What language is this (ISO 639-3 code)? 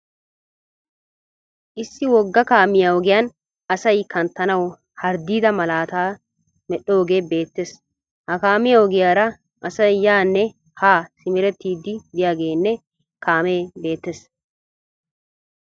wal